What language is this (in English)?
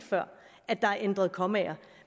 Danish